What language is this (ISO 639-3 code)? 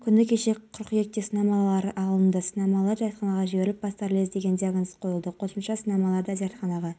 kaz